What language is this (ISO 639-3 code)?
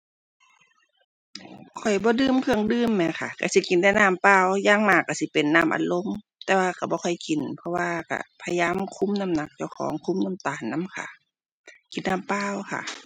tha